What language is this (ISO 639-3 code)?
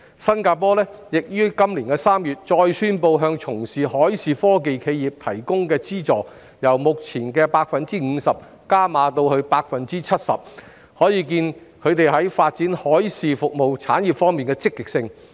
yue